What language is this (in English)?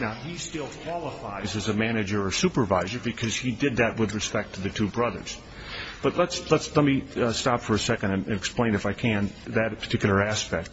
English